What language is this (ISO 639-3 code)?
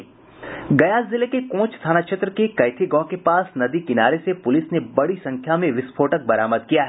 hin